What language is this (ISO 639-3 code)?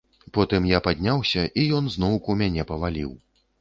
bel